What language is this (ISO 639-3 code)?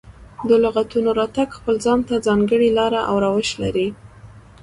pus